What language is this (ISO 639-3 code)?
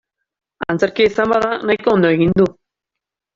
eus